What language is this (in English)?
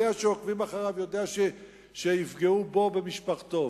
Hebrew